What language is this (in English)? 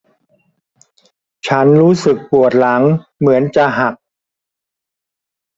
Thai